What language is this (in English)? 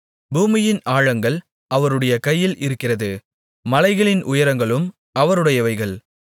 Tamil